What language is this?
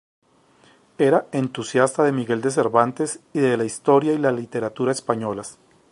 Spanish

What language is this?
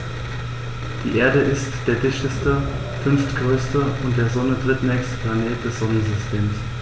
German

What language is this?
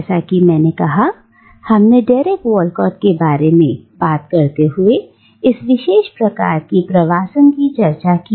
Hindi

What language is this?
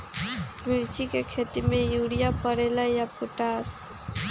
Magahi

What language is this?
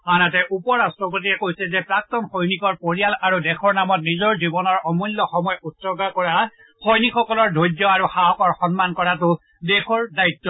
Assamese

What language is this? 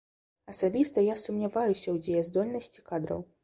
Belarusian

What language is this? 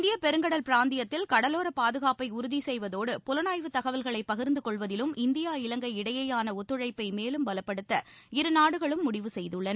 Tamil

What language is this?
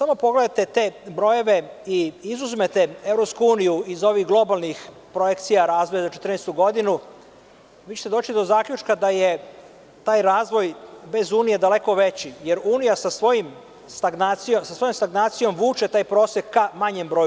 Serbian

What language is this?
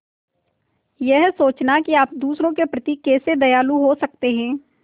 Hindi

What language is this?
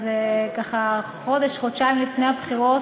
Hebrew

